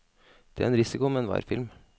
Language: Norwegian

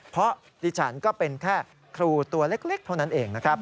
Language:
Thai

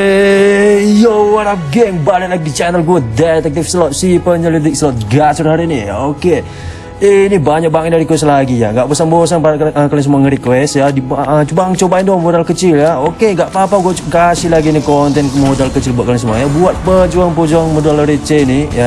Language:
Indonesian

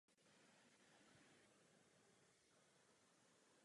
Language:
Czech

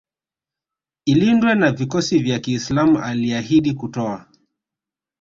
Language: Swahili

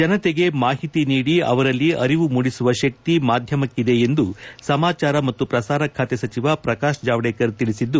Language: Kannada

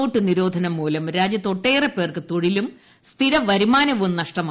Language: Malayalam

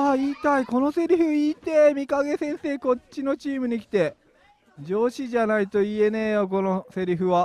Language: Japanese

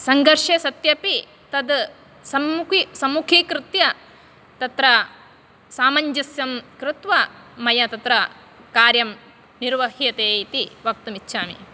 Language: Sanskrit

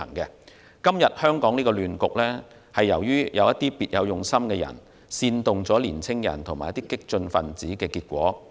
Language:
Cantonese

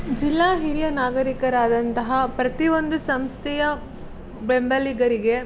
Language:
Kannada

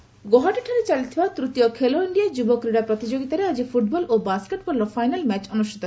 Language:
Odia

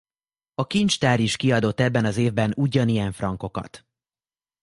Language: Hungarian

